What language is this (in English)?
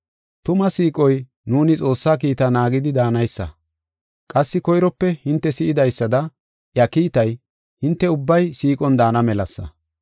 Gofa